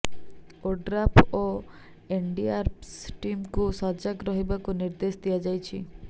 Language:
Odia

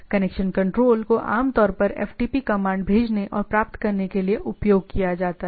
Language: Hindi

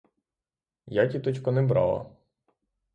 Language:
Ukrainian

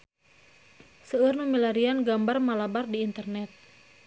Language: Sundanese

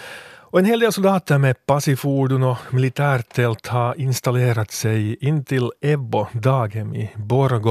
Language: Swedish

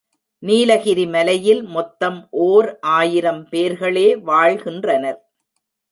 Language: Tamil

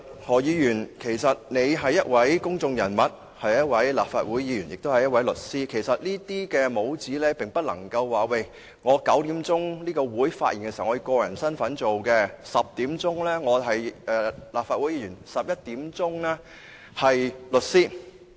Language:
Cantonese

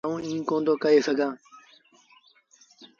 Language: Sindhi Bhil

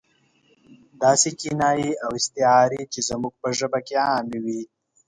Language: Pashto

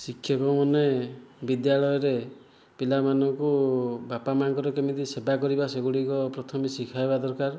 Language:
Odia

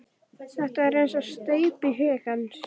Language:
Icelandic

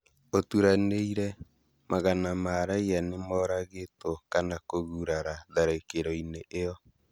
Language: Kikuyu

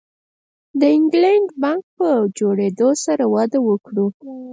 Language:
Pashto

